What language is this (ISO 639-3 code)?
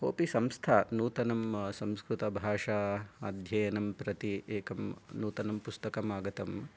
san